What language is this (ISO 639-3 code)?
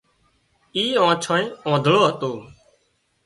kxp